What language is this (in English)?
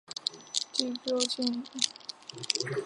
Chinese